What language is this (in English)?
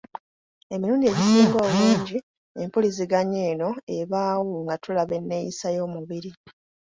Ganda